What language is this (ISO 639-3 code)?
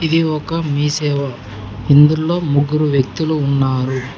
tel